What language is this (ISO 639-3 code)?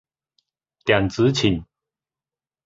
nan